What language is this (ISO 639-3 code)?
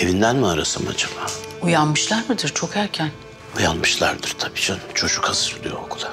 tur